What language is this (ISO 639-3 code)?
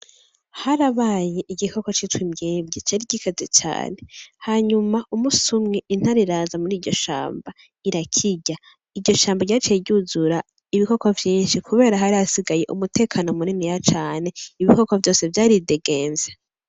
run